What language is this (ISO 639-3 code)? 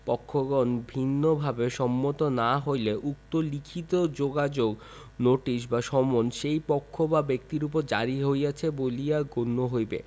ben